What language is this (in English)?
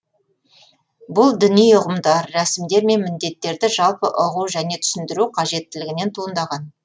Kazakh